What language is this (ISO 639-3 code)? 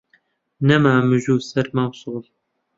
ckb